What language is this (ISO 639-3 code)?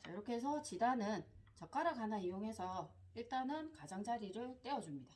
kor